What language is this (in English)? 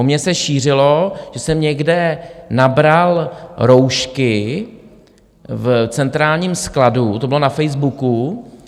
Czech